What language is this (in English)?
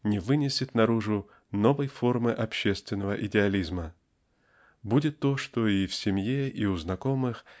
Russian